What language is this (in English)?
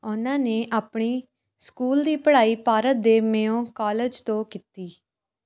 Punjabi